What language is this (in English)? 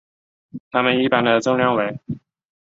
Chinese